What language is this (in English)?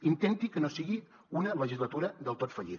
Catalan